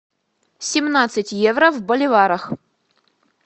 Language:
Russian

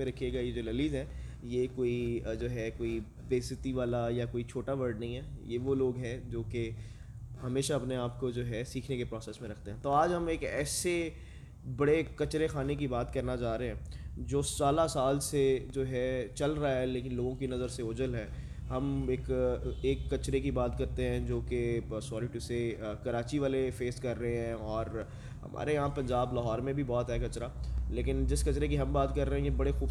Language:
Urdu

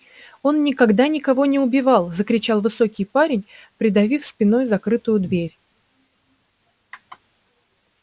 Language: Russian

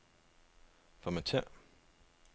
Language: Danish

